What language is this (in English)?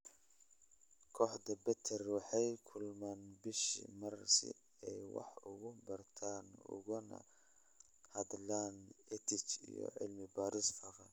Somali